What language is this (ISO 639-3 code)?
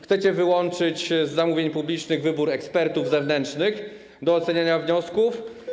pol